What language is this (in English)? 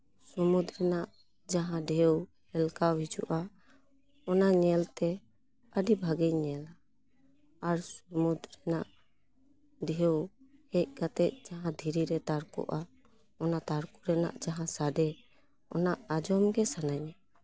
Santali